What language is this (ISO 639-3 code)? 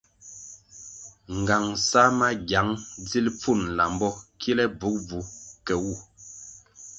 nmg